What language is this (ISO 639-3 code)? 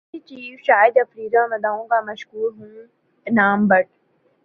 urd